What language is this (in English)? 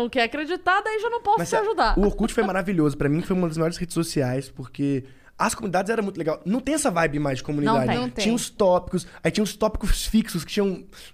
Portuguese